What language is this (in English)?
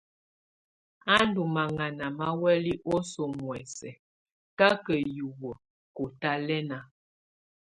Tunen